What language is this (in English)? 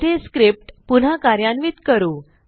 Marathi